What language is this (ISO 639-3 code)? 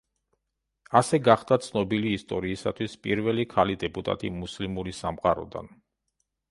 kat